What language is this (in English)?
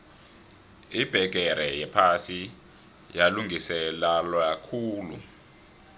South Ndebele